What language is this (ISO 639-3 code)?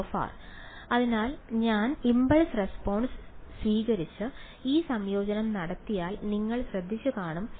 mal